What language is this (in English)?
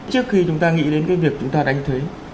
Vietnamese